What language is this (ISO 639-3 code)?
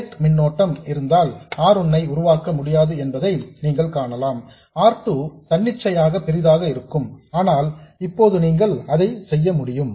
tam